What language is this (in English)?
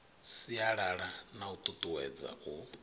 Venda